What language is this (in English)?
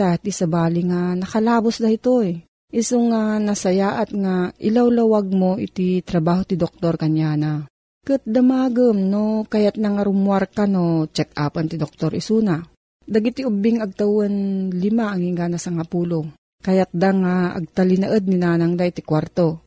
Filipino